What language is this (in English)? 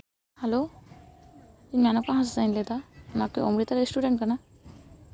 Santali